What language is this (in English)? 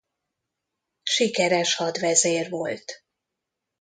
Hungarian